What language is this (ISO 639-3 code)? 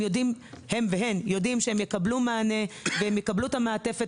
heb